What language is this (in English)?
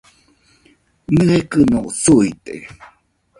Nüpode Huitoto